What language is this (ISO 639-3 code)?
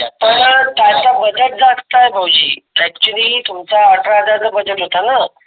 mar